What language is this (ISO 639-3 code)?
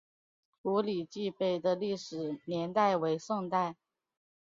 zho